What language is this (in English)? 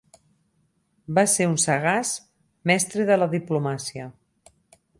Catalan